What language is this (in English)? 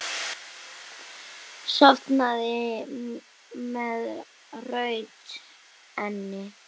Icelandic